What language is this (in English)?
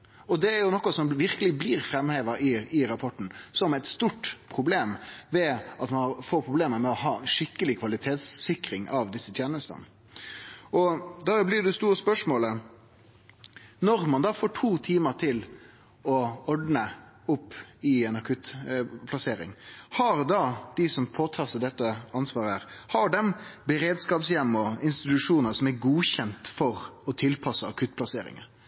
Norwegian Nynorsk